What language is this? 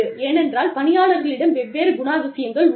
Tamil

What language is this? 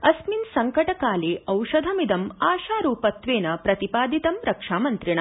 Sanskrit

